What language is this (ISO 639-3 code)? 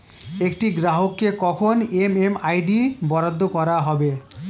ben